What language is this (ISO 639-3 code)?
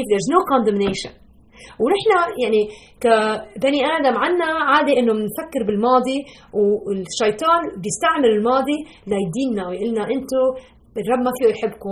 ara